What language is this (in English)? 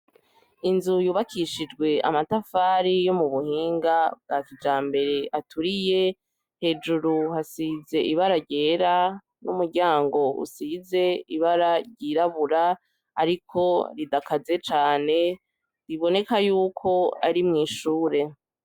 Rundi